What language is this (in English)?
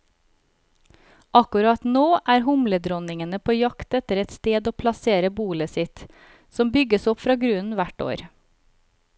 Norwegian